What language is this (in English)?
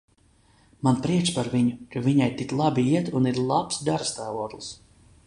Latvian